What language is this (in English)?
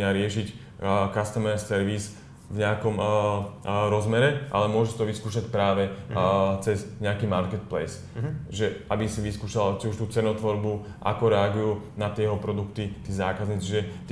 Slovak